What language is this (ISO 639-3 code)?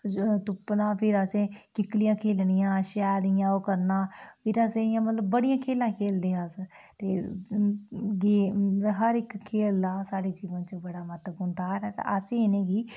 doi